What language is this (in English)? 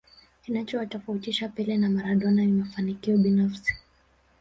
Swahili